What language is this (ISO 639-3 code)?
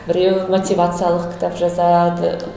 kaz